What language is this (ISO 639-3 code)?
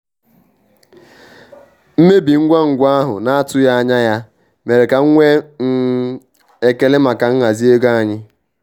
ibo